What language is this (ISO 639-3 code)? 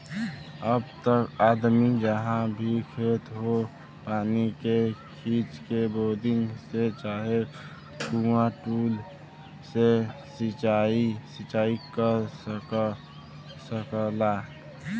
bho